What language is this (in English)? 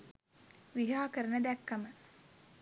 Sinhala